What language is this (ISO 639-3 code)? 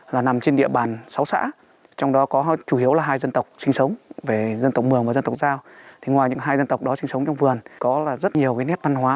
vie